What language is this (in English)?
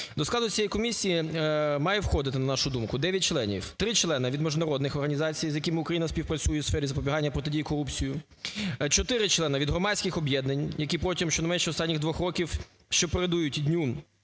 Ukrainian